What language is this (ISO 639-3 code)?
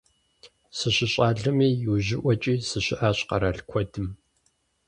kbd